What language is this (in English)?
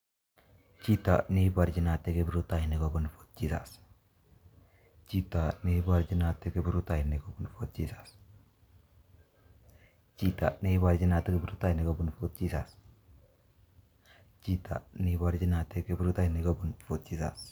Kalenjin